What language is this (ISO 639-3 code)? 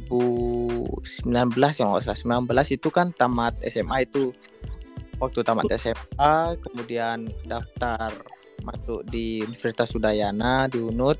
ind